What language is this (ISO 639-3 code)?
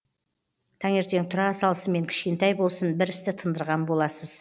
kaz